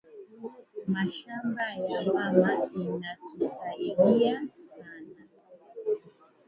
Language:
Swahili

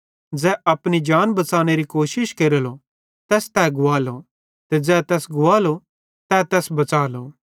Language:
Bhadrawahi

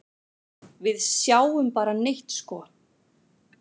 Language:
Icelandic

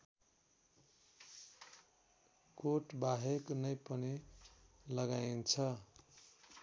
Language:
Nepali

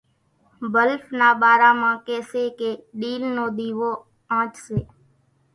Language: Kachi Koli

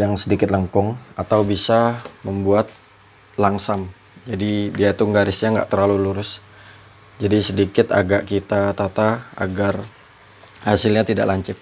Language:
Indonesian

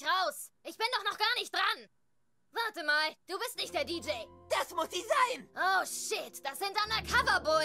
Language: German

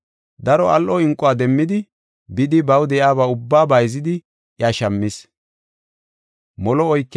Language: Gofa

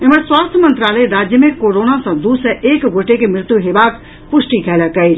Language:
Maithili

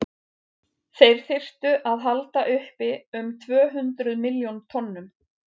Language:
Icelandic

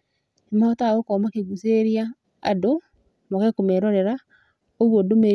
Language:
Kikuyu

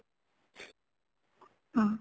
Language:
Odia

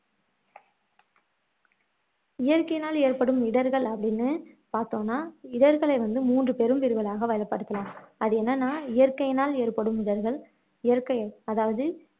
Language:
Tamil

